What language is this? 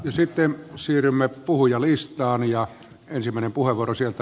Finnish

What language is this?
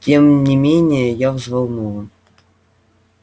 Russian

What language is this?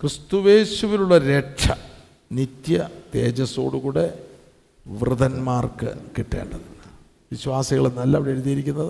Malayalam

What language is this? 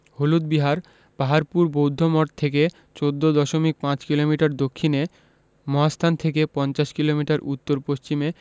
Bangla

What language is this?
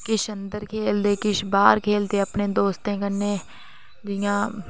Dogri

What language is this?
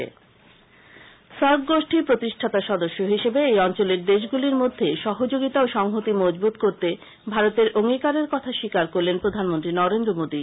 Bangla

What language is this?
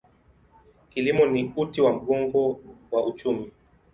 Swahili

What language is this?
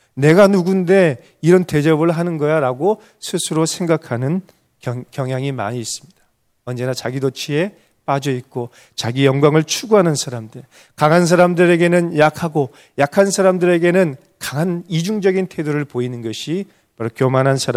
Korean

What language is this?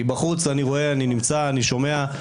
Hebrew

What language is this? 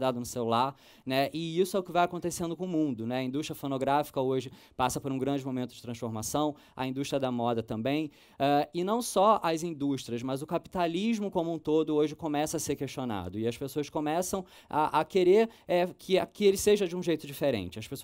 Portuguese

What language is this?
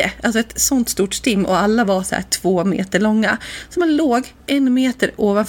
Swedish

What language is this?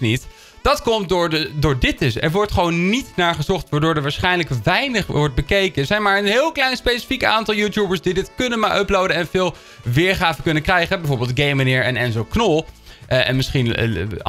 Dutch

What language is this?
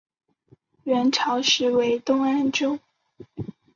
Chinese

